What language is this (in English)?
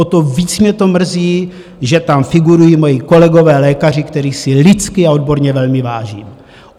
Czech